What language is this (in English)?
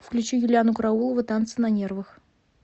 Russian